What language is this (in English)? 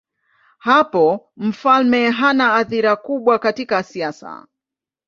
Swahili